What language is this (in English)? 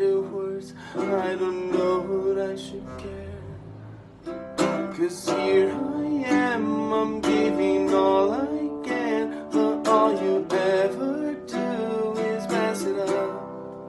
Portuguese